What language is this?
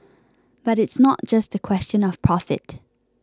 English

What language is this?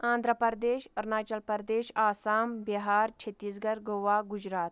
Kashmiri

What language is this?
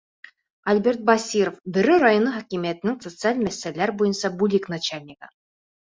Bashkir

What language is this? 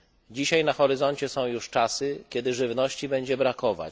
Polish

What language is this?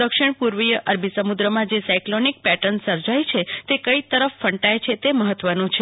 Gujarati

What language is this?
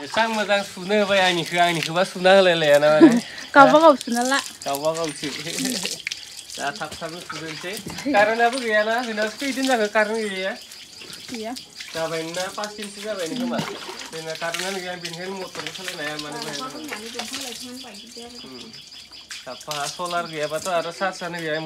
Indonesian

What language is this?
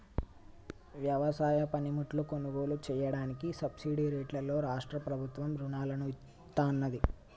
Telugu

